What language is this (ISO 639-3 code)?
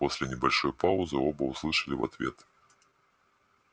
rus